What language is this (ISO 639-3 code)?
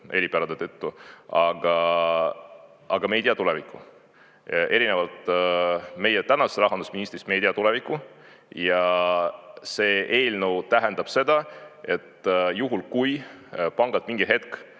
est